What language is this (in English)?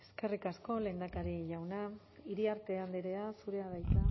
Basque